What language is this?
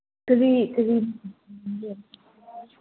Manipuri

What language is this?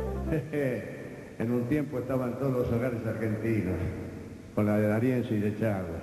Spanish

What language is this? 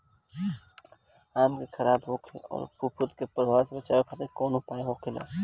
Bhojpuri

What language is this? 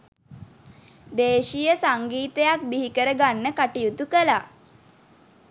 Sinhala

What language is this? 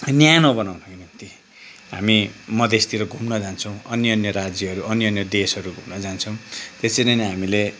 Nepali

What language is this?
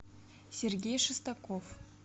Russian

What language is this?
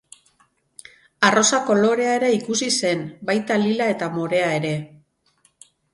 Basque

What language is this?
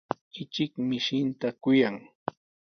Sihuas Ancash Quechua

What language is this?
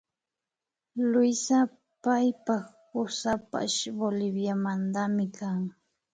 Imbabura Highland Quichua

